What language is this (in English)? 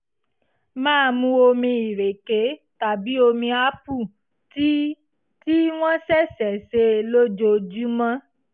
Yoruba